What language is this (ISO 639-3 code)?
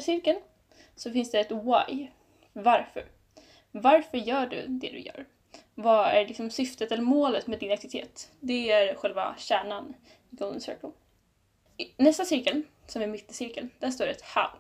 swe